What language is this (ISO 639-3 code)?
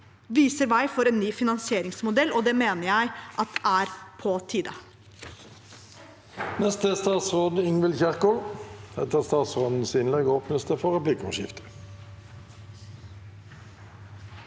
nor